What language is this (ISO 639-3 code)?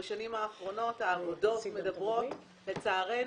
heb